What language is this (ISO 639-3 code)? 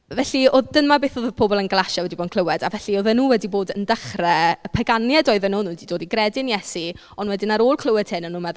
cym